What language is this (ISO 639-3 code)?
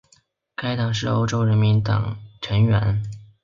zho